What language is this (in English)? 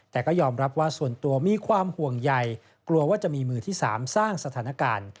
Thai